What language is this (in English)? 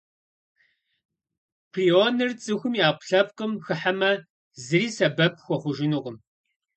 Kabardian